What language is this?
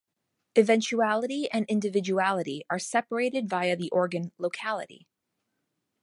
English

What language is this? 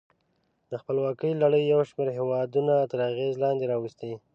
Pashto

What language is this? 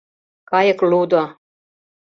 Mari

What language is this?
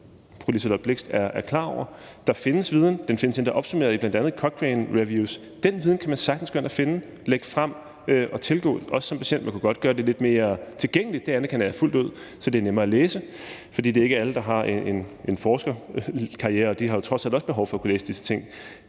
Danish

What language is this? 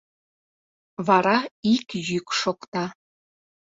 Mari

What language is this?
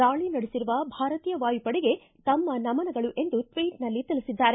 Kannada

